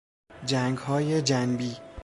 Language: Persian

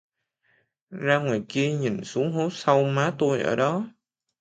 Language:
Vietnamese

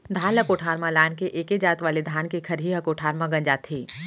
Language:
Chhattisgarhi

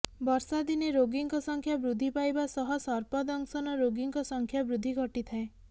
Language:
Odia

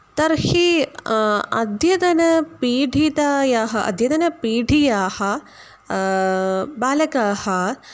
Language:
Sanskrit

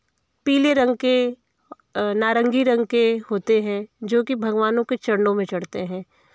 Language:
Hindi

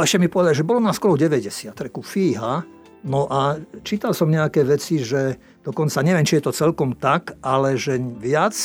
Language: Slovak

